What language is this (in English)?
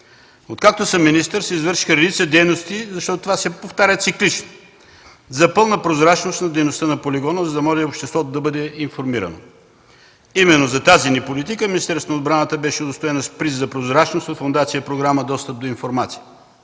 Bulgarian